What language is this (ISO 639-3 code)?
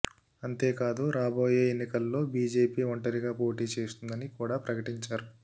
tel